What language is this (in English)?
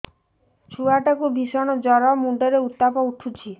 Odia